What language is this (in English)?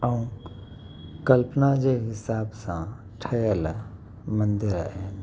Sindhi